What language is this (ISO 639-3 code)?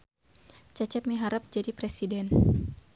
sun